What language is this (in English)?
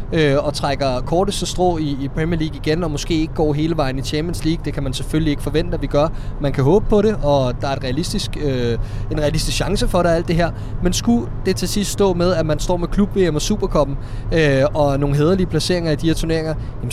Danish